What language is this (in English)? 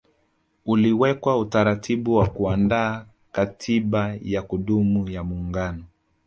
Swahili